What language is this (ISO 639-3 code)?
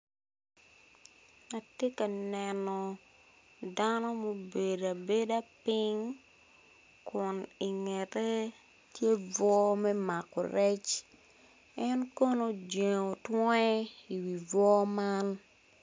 ach